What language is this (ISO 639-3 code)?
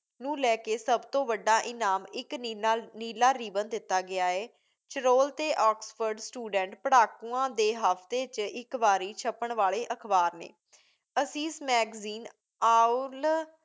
pan